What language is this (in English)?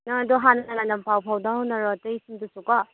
Manipuri